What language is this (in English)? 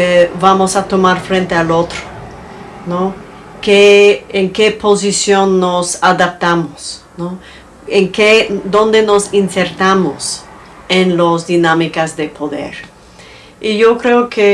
Spanish